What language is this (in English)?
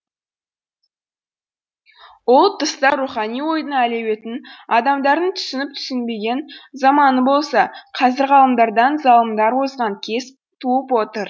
Kazakh